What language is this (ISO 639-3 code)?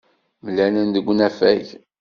kab